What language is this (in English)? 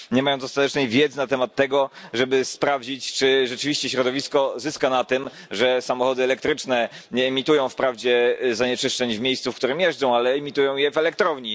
Polish